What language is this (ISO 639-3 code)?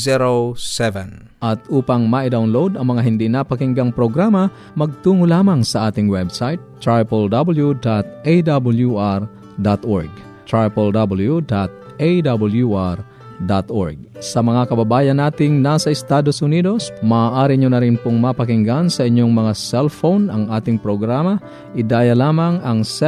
fil